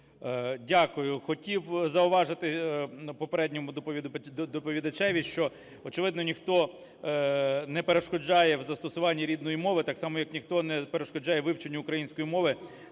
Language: Ukrainian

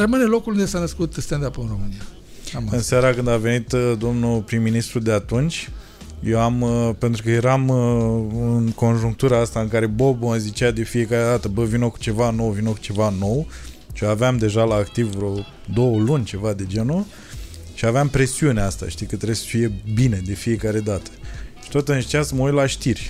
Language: Romanian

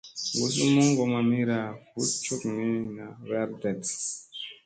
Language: Musey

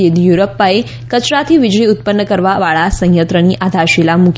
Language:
Gujarati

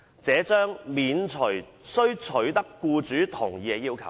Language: Cantonese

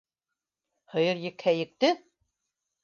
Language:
Bashkir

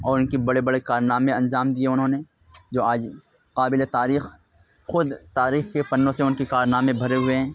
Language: Urdu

